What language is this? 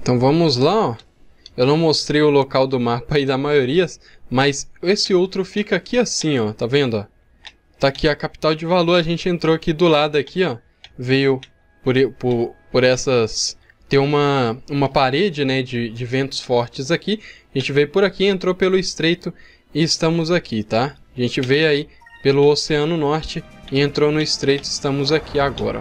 Portuguese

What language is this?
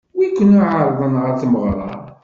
Kabyle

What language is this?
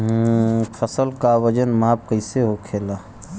Bhojpuri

